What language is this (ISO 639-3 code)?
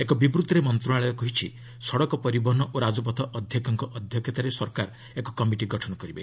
ori